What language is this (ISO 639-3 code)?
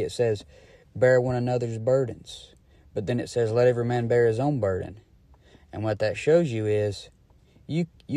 eng